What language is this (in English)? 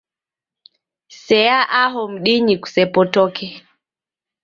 Taita